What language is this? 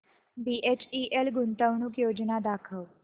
Marathi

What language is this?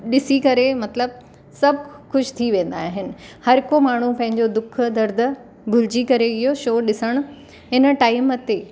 Sindhi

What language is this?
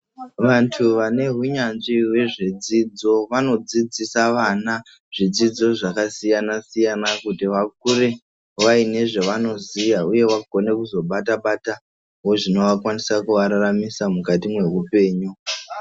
Ndau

